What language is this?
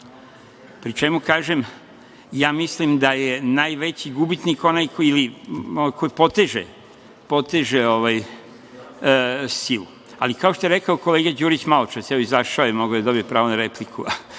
Serbian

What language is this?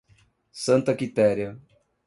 Portuguese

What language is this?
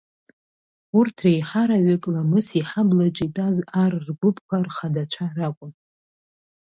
Abkhazian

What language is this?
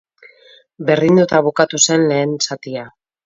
Basque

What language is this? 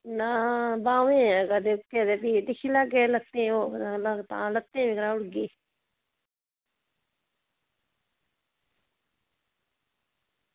Dogri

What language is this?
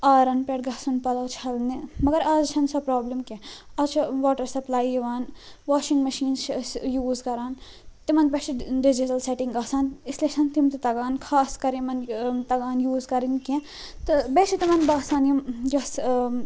Kashmiri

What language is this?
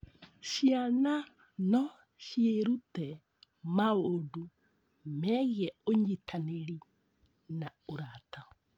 Kikuyu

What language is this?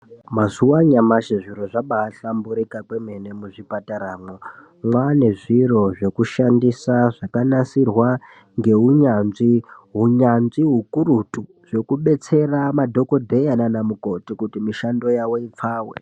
Ndau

